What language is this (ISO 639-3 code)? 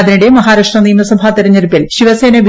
mal